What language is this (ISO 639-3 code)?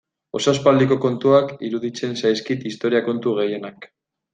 eus